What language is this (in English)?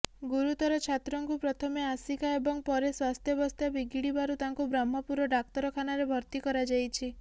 Odia